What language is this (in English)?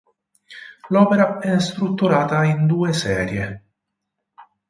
Italian